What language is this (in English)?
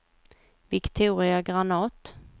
Swedish